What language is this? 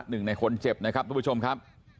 Thai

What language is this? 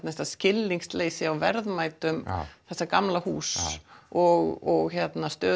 Icelandic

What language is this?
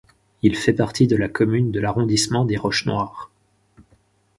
French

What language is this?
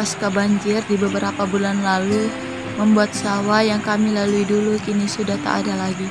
Indonesian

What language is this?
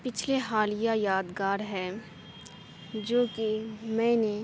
Urdu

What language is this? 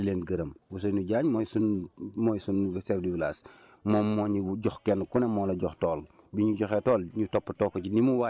Wolof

